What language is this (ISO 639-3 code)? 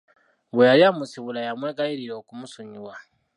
lug